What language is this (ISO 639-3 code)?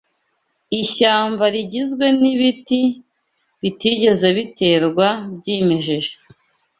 kin